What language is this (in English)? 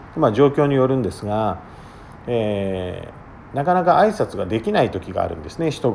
Japanese